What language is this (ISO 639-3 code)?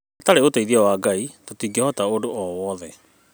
kik